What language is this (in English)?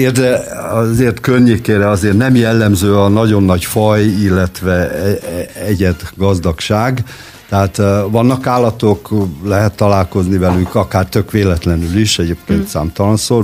Hungarian